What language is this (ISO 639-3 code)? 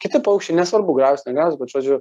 lit